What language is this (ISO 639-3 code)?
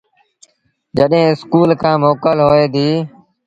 sbn